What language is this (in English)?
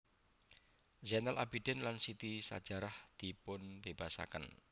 Javanese